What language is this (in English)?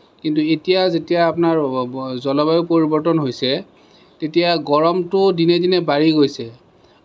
Assamese